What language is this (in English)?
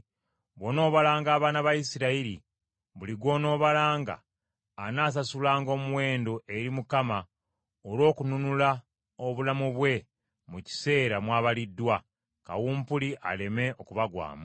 Ganda